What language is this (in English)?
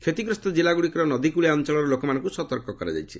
Odia